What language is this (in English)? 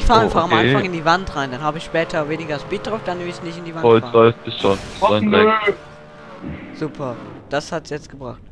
German